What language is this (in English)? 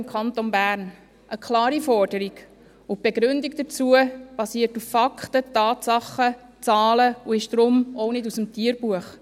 Swiss German